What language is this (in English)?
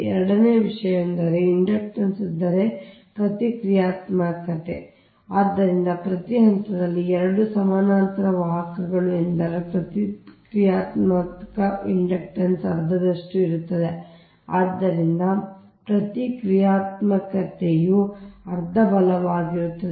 Kannada